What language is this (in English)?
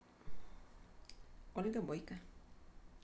Russian